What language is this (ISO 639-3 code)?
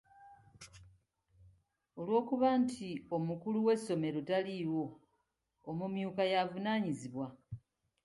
lug